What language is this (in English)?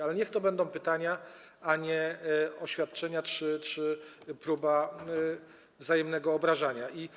Polish